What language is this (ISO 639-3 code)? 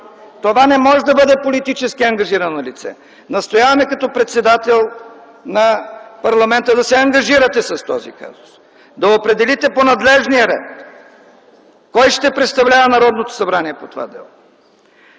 bul